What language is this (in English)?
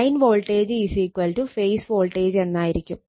Malayalam